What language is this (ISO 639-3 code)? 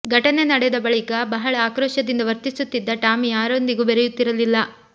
kan